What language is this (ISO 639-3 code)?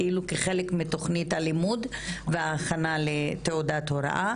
heb